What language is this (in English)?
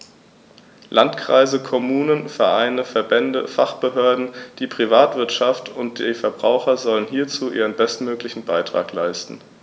German